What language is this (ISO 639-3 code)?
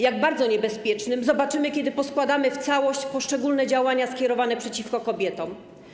pol